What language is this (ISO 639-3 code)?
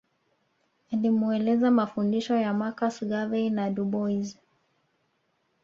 swa